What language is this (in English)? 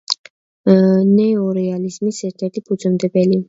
Georgian